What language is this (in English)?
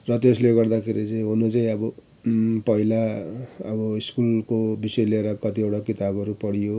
Nepali